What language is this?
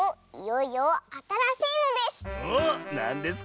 Japanese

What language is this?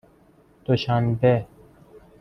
Persian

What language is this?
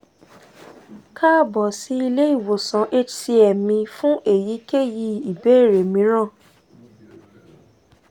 Yoruba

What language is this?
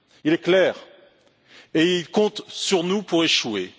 French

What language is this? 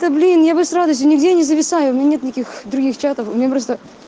Russian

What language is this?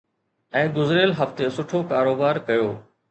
Sindhi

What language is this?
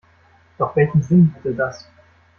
German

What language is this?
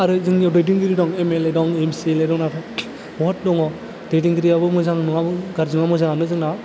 Bodo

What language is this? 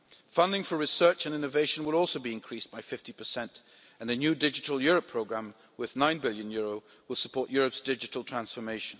English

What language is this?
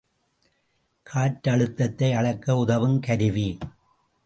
Tamil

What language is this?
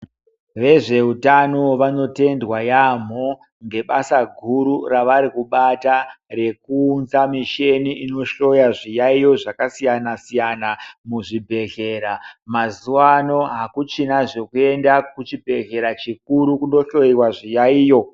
Ndau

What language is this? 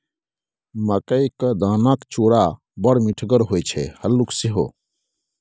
Maithili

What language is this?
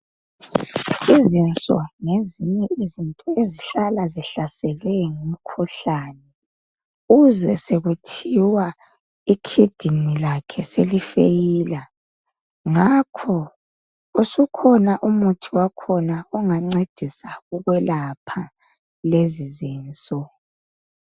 North Ndebele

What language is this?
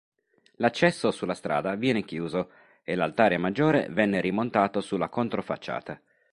Italian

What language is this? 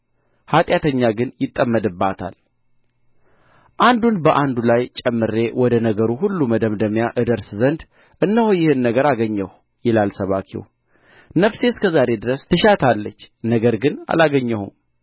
Amharic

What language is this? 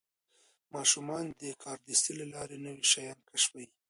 Pashto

